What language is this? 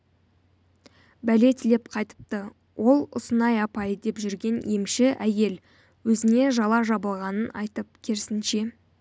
Kazakh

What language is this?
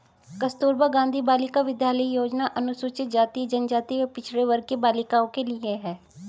Hindi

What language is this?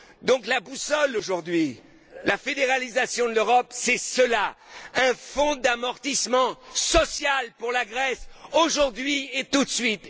French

